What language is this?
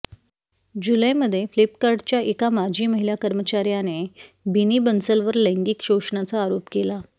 Marathi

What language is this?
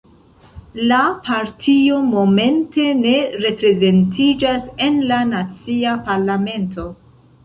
Esperanto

